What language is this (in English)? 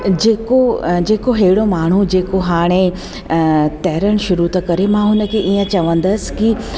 Sindhi